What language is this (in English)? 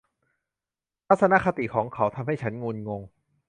Thai